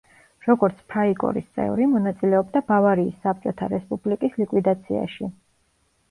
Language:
Georgian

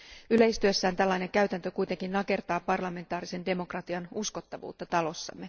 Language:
Finnish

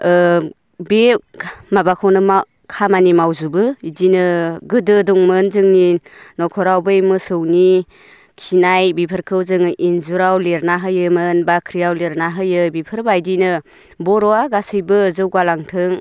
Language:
Bodo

